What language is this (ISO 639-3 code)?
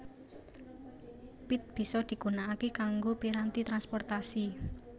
jav